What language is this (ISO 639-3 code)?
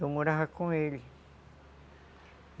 por